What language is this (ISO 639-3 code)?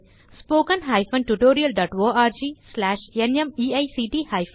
tam